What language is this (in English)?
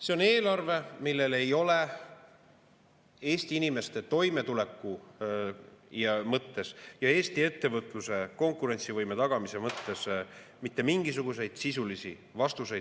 Estonian